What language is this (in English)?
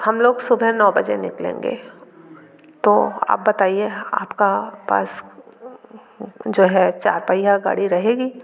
Hindi